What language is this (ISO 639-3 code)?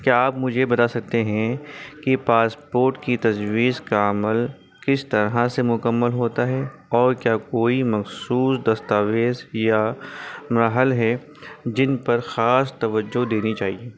urd